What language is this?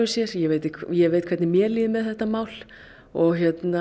Icelandic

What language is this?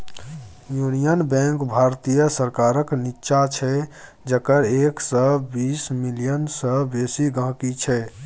Maithili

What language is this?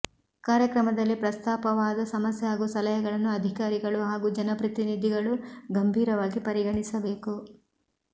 Kannada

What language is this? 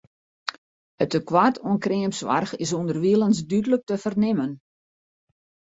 Western Frisian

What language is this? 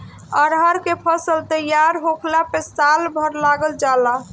Bhojpuri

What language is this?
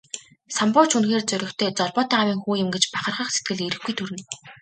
Mongolian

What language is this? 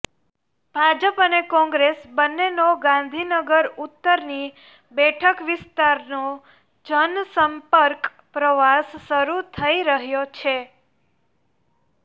Gujarati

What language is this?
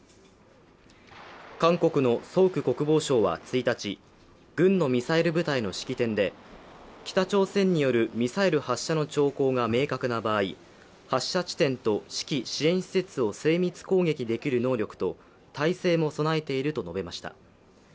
Japanese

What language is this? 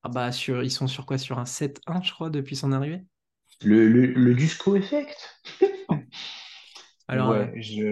French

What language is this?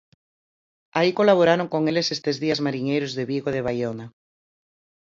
Galician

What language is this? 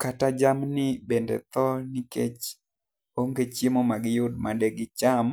Luo (Kenya and Tanzania)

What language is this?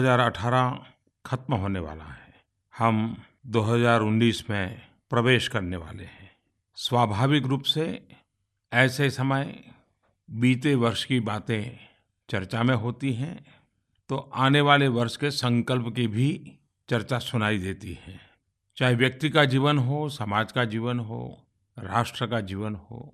Hindi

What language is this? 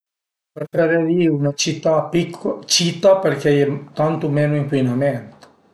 Piedmontese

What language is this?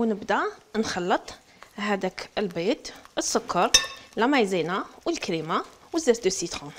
Arabic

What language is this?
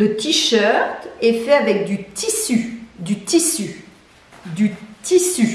French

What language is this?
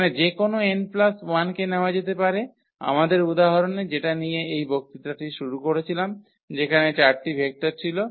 Bangla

